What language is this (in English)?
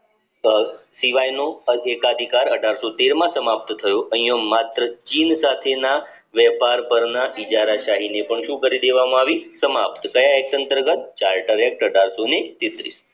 Gujarati